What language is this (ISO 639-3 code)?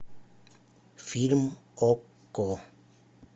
rus